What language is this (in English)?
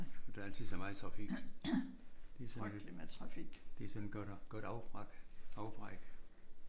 Danish